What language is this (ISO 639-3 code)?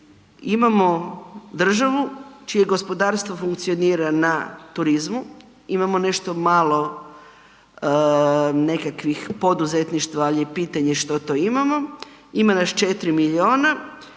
hrv